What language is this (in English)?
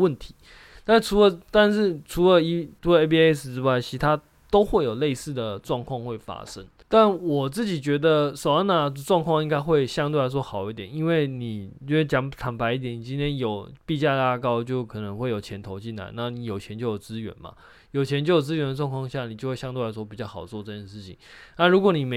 Chinese